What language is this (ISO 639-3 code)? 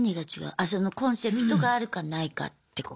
jpn